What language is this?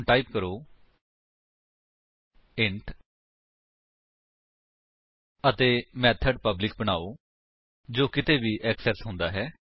Punjabi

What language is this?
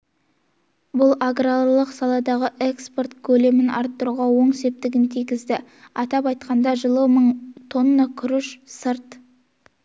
Kazakh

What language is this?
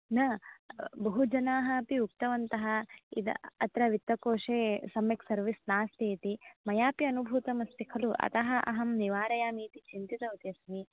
Sanskrit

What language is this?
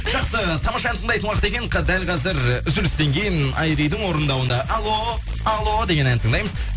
Kazakh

